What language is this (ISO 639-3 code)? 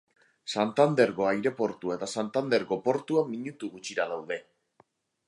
eus